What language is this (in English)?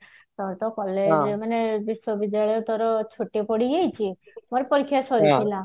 Odia